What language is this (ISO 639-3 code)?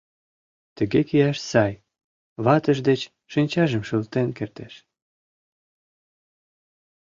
chm